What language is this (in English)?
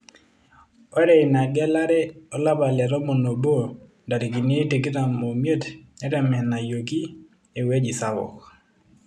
Masai